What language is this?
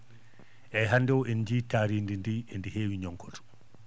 Fula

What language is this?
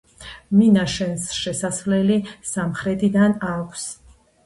Georgian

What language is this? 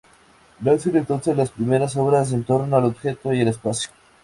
Spanish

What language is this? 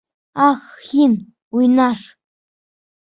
Bashkir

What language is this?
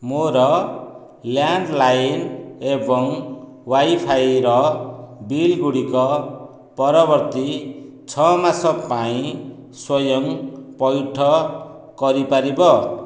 Odia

